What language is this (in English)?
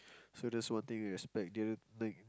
English